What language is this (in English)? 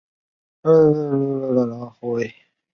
Chinese